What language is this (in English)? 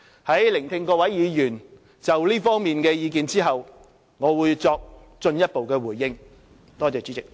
Cantonese